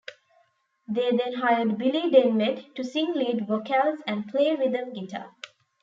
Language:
English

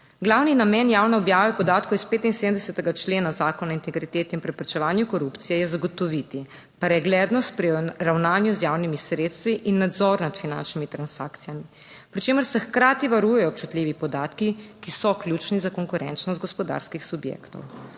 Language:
Slovenian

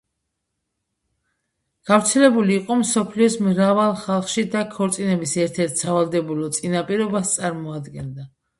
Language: Georgian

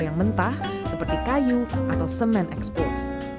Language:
Indonesian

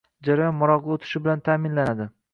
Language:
Uzbek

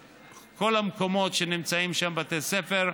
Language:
Hebrew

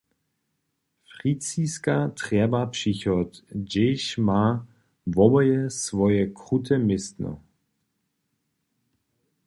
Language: Upper Sorbian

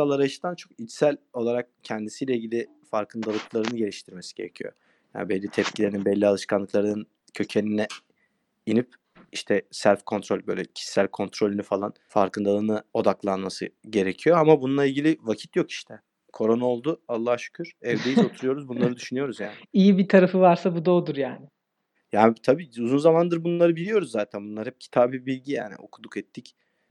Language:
Turkish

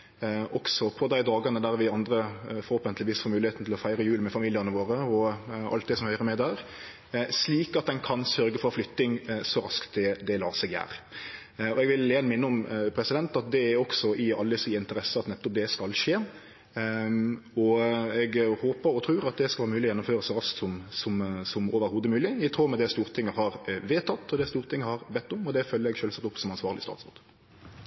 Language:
Norwegian Nynorsk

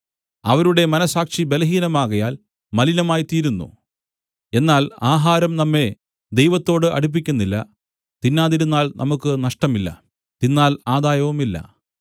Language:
Malayalam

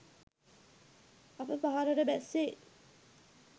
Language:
Sinhala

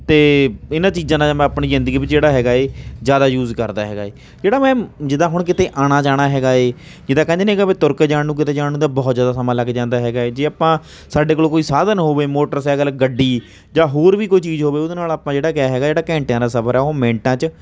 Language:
Punjabi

